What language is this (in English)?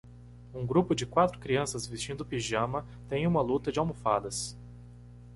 Portuguese